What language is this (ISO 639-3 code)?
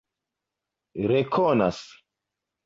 epo